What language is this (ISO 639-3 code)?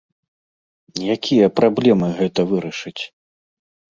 bel